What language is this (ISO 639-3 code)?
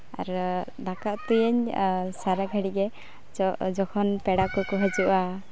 sat